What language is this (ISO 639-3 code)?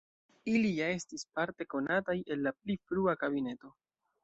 epo